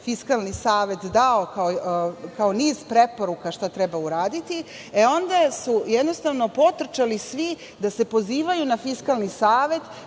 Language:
Serbian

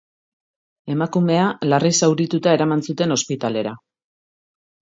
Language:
Basque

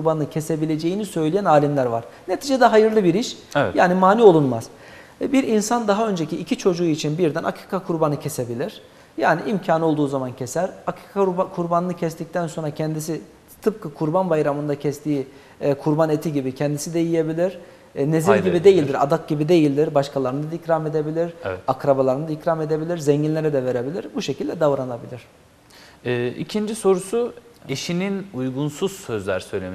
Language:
Turkish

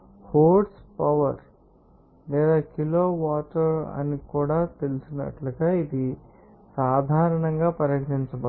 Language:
Telugu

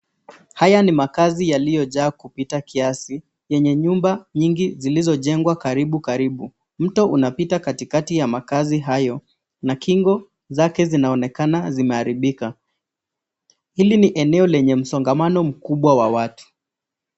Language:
Swahili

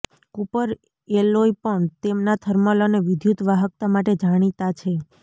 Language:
Gujarati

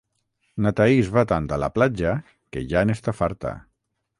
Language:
Catalan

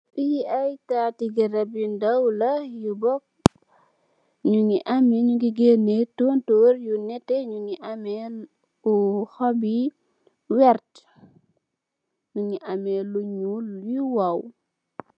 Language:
Wolof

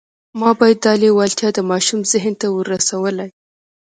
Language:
Pashto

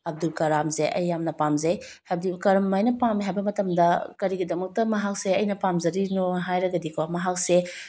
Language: Manipuri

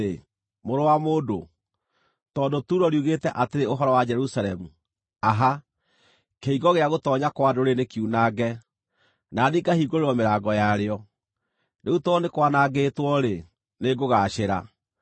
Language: Kikuyu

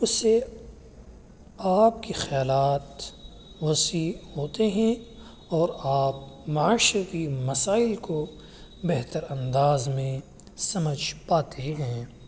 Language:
Urdu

